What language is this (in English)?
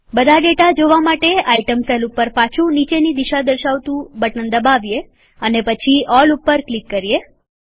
Gujarati